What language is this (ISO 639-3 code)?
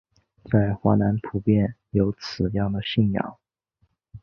zho